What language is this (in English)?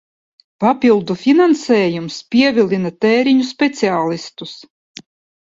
Latvian